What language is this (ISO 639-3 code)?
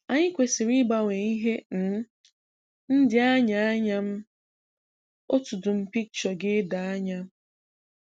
ibo